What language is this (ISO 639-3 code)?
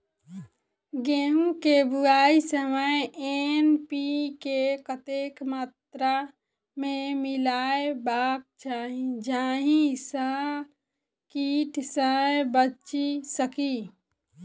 mai